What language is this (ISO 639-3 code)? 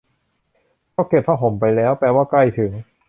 tha